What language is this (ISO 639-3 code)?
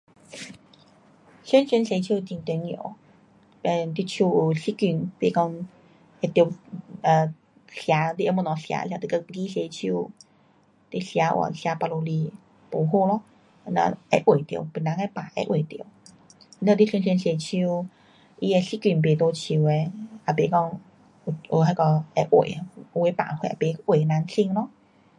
cpx